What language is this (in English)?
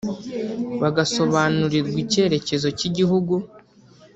Kinyarwanda